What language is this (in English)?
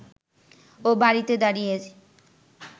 Bangla